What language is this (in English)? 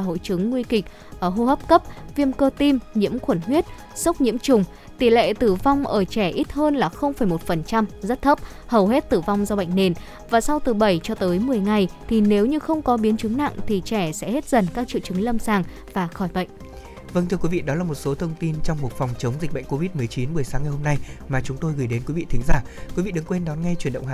Vietnamese